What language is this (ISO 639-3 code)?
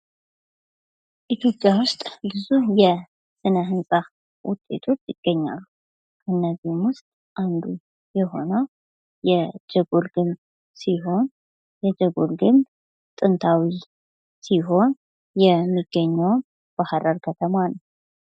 amh